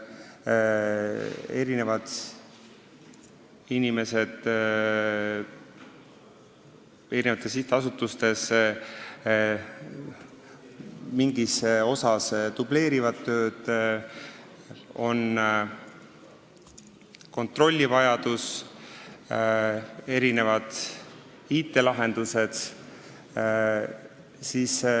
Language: Estonian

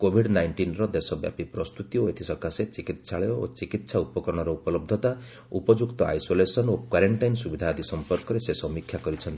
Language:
Odia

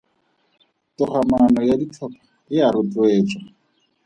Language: Tswana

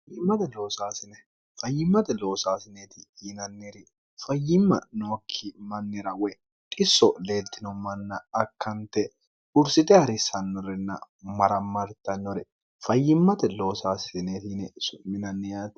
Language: Sidamo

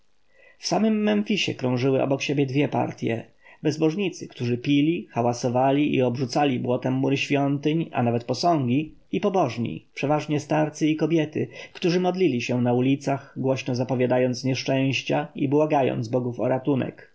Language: Polish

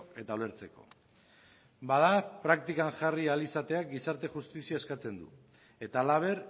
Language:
Basque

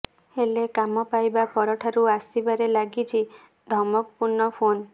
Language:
Odia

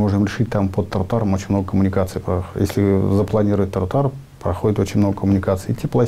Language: Russian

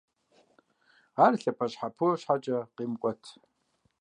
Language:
Kabardian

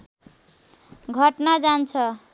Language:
Nepali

